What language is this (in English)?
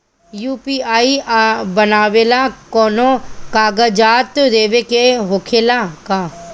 Bhojpuri